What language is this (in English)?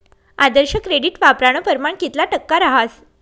Marathi